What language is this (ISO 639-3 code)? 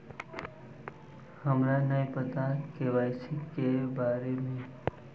mag